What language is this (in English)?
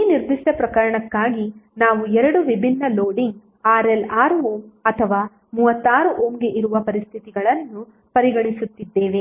Kannada